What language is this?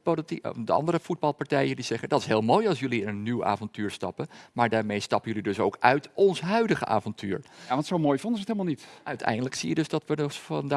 Dutch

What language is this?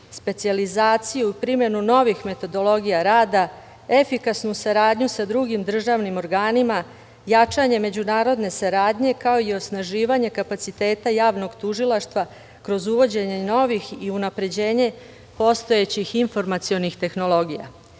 Serbian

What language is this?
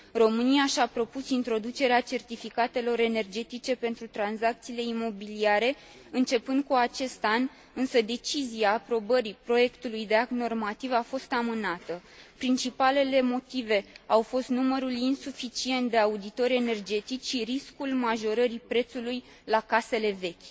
Romanian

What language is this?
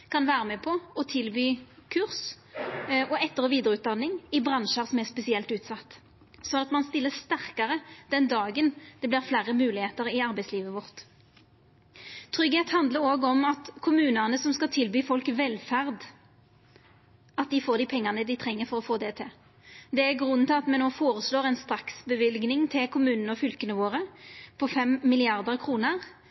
Norwegian Nynorsk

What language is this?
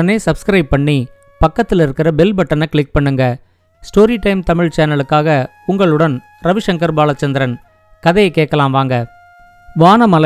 Tamil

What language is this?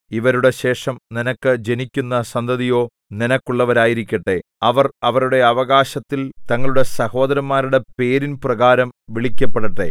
Malayalam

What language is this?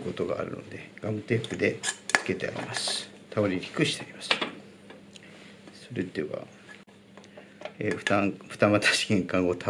Japanese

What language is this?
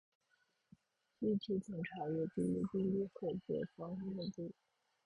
Chinese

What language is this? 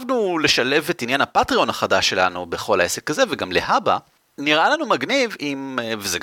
Hebrew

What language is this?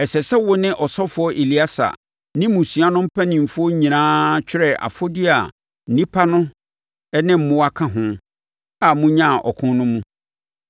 Akan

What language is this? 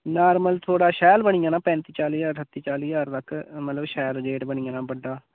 Dogri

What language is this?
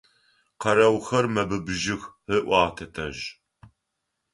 Adyghe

